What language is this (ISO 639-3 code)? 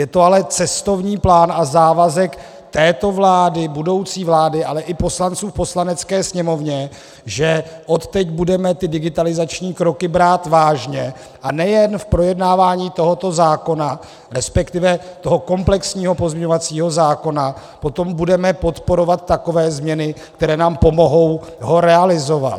ces